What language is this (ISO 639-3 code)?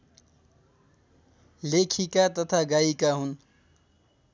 nep